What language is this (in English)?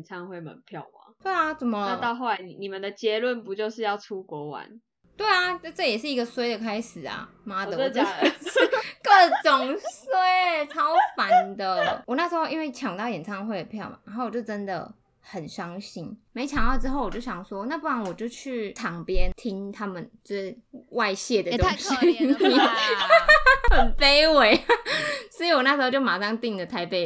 Chinese